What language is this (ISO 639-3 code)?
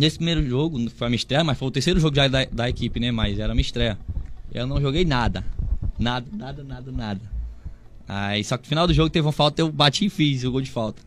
por